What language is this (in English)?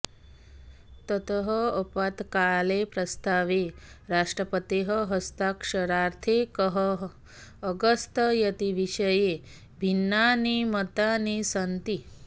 Sanskrit